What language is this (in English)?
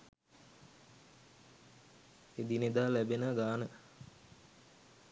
Sinhala